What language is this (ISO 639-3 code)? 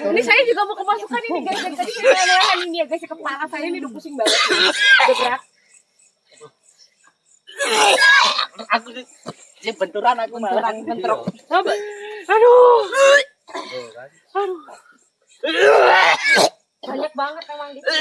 ind